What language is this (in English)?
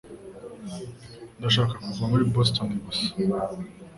Kinyarwanda